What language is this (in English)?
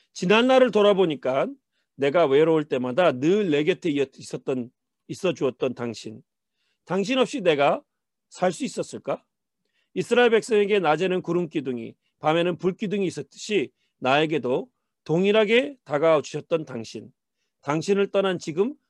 Korean